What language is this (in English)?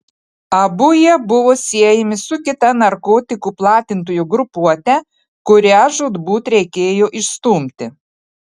Lithuanian